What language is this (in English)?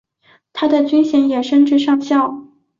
Chinese